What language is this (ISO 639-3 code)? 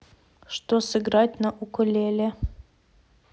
rus